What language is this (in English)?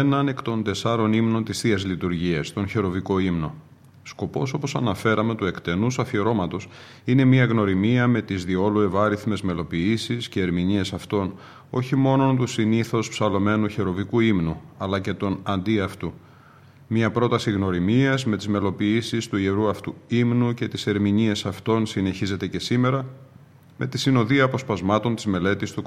Greek